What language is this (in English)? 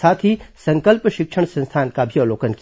Hindi